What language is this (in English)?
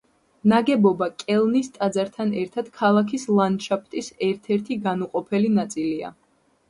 Georgian